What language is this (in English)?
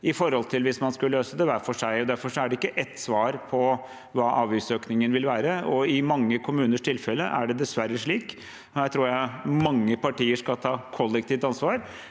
Norwegian